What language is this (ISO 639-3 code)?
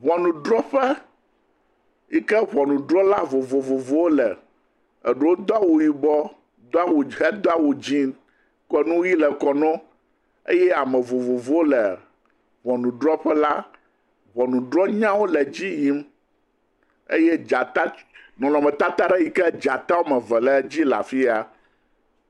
ewe